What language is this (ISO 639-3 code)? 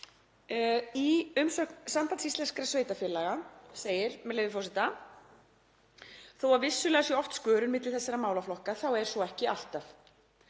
isl